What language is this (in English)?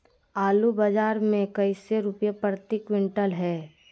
Magahi